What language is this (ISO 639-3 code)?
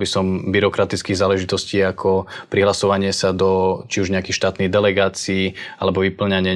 slk